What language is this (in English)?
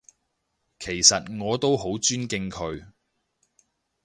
Cantonese